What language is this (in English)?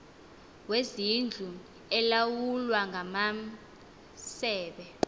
Xhosa